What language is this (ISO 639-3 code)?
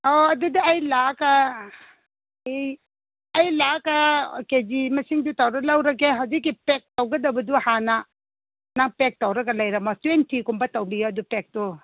mni